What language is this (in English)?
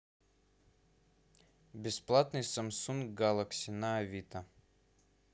Russian